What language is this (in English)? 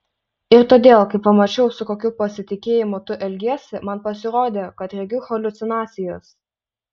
Lithuanian